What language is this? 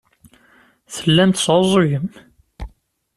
Kabyle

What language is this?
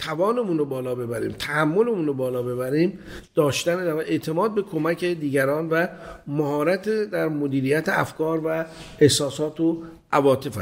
Persian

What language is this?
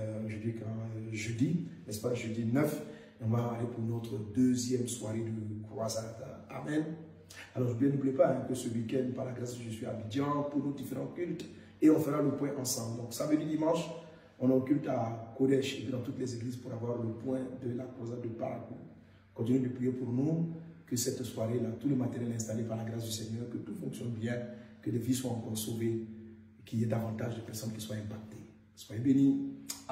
French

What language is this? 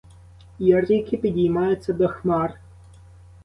Ukrainian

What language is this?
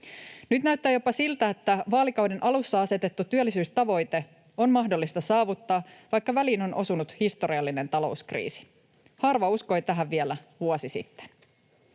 Finnish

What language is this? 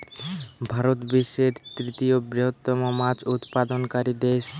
Bangla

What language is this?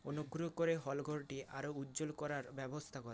Bangla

